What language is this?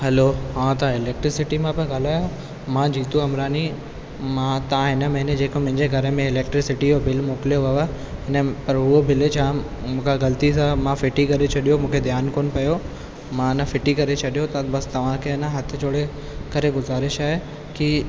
Sindhi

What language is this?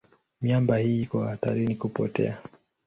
Swahili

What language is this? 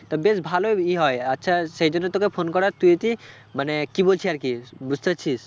Bangla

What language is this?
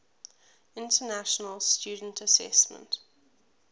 English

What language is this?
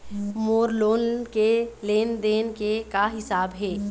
Chhattisgarhi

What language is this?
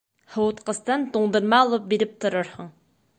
Bashkir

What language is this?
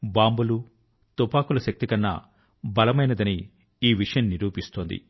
Telugu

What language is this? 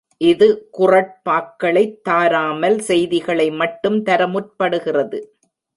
Tamil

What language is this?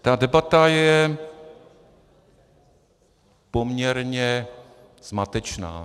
Czech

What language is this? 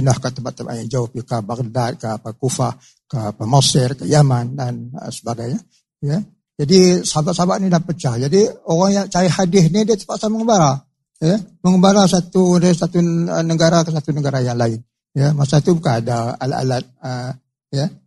Malay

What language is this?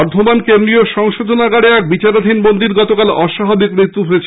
Bangla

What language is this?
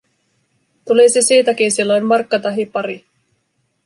Finnish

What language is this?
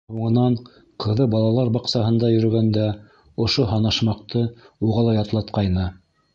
Bashkir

